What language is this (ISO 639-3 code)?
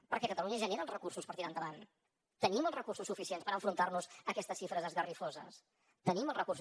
cat